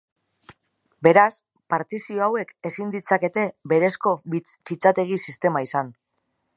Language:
Basque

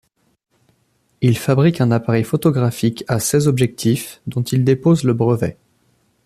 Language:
French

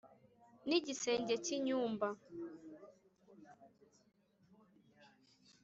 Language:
Kinyarwanda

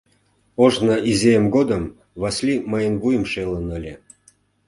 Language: Mari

